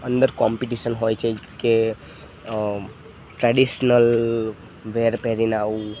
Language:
Gujarati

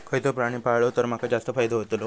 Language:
Marathi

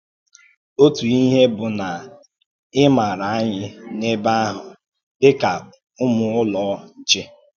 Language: Igbo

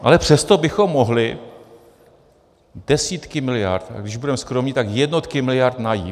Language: Czech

